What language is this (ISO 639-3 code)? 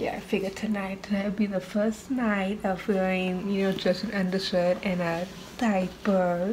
eng